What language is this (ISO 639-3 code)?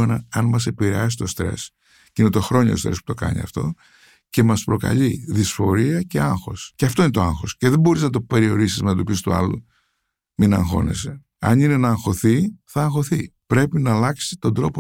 ell